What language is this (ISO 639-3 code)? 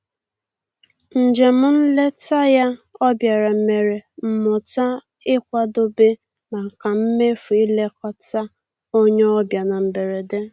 ibo